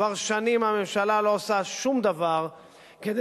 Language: Hebrew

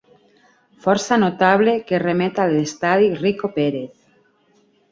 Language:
Catalan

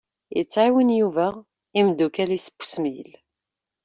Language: Kabyle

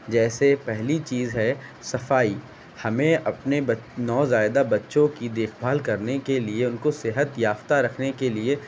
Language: Urdu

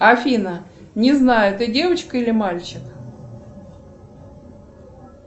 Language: Russian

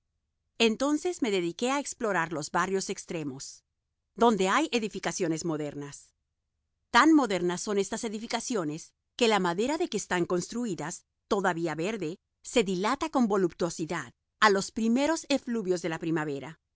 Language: Spanish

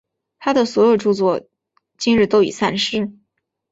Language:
Chinese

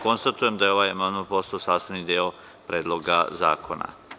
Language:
Serbian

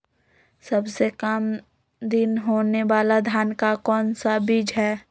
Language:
Magahi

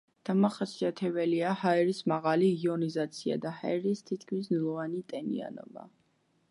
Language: Georgian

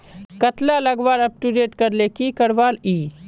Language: Magahi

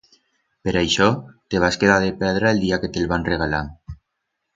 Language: Aragonese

